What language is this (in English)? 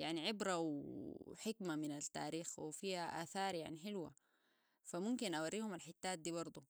Sudanese Arabic